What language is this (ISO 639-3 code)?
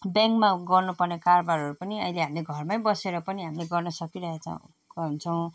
nep